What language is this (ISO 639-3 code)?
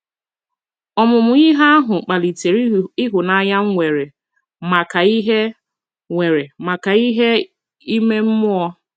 ibo